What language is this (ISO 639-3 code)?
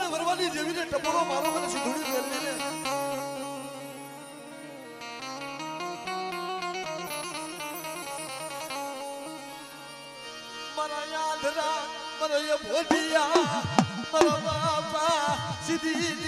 ara